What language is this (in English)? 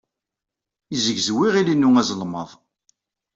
Kabyle